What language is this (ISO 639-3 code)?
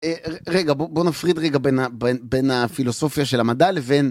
heb